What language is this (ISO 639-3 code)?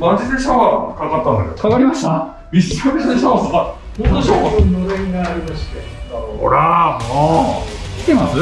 jpn